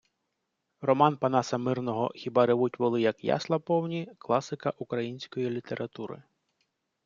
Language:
Ukrainian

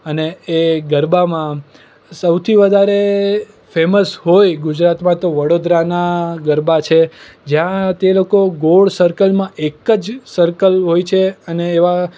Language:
Gujarati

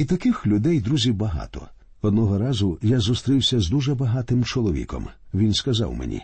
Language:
Ukrainian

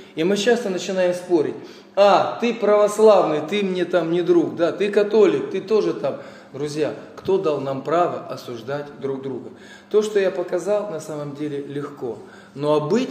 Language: Russian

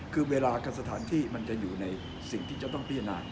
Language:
Thai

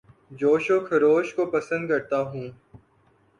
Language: Urdu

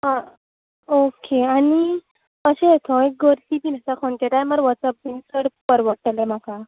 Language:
Konkani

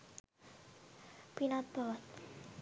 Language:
Sinhala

